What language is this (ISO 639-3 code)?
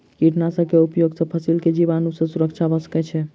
mai